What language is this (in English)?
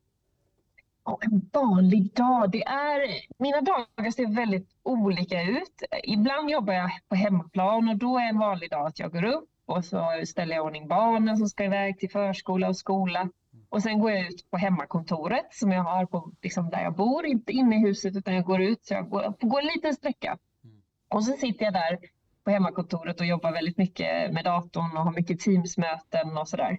Swedish